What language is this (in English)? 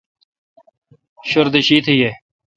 Kalkoti